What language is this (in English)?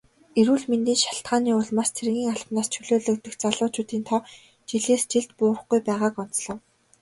Mongolian